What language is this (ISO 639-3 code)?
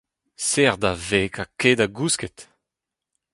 bre